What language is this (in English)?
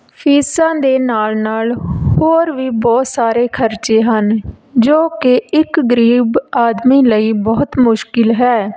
Punjabi